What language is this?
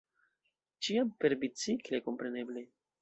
Esperanto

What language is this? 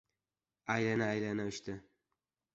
Uzbek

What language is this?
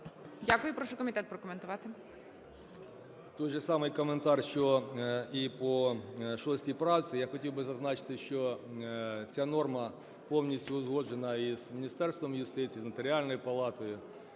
Ukrainian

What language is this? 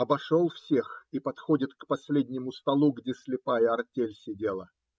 Russian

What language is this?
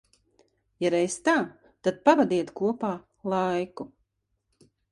Latvian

